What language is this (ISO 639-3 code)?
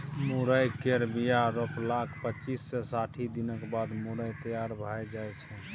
mai